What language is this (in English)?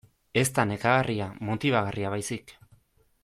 Basque